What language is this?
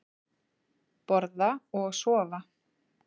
Icelandic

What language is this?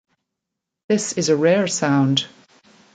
English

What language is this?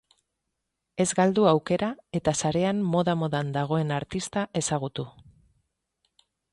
Basque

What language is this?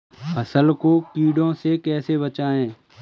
Hindi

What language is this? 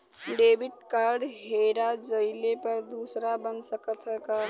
Bhojpuri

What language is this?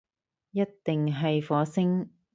Cantonese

